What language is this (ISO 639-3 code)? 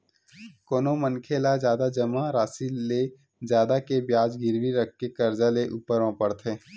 hne